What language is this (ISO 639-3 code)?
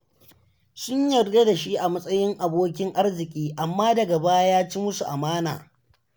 hau